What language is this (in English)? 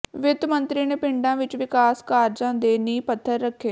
Punjabi